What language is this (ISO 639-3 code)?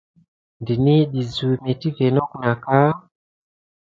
gid